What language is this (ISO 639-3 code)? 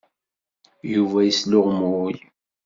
kab